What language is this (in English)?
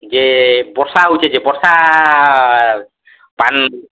Odia